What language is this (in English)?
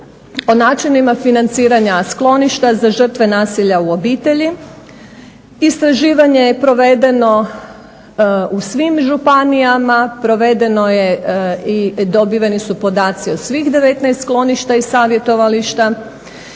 Croatian